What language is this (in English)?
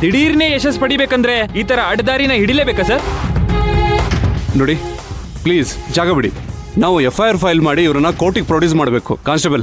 Kannada